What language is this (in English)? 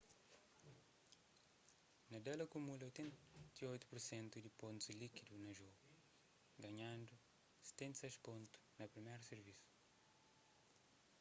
Kabuverdianu